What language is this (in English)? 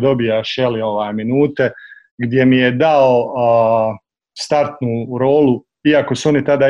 Croatian